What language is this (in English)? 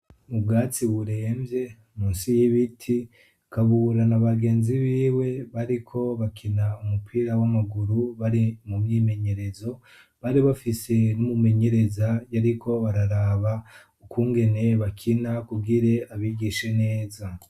Rundi